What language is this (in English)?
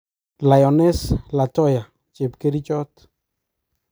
Kalenjin